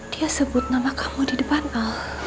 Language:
Indonesian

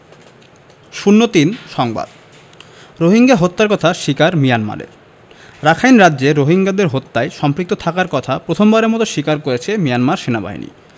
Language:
Bangla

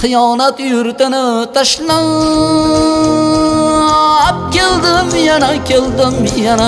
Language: Turkish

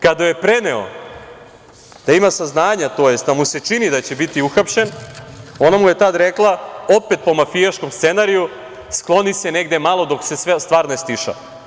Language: Serbian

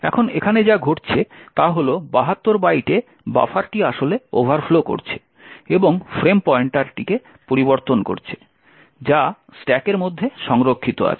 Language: Bangla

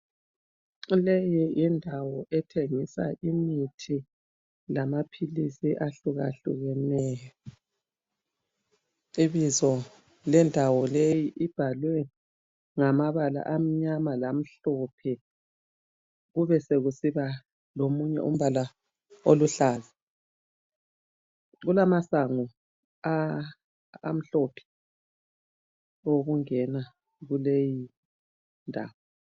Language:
North Ndebele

